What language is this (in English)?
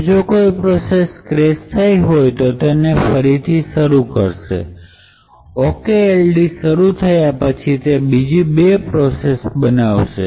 Gujarati